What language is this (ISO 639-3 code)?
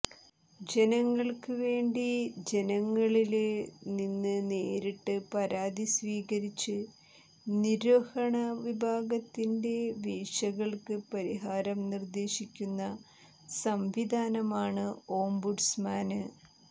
mal